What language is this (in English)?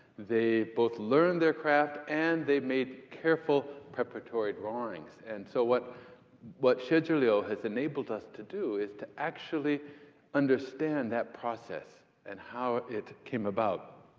English